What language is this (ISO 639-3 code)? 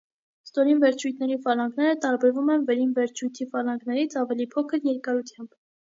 hye